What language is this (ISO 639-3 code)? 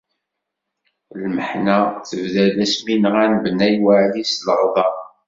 kab